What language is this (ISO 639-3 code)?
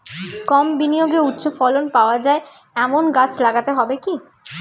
ben